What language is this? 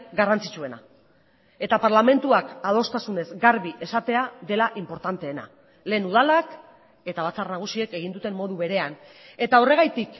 Basque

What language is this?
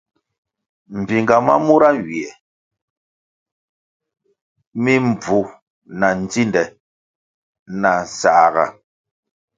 Kwasio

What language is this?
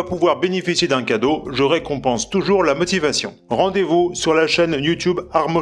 French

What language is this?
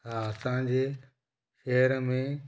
Sindhi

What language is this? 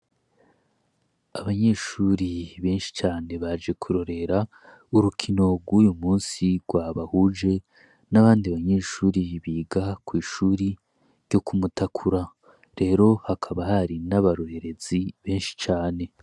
Rundi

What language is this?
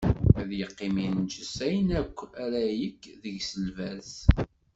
Kabyle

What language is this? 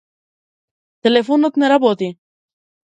Macedonian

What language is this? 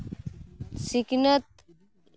Santali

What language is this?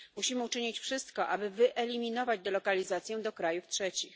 Polish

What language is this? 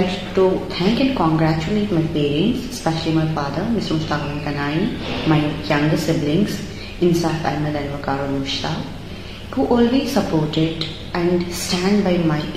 Urdu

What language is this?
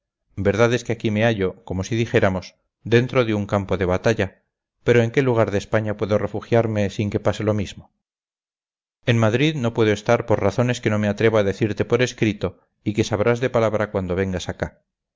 Spanish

